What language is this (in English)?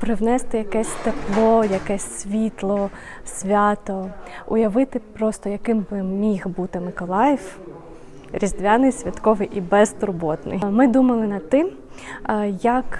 Ukrainian